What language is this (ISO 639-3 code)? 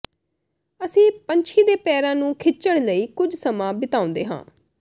pan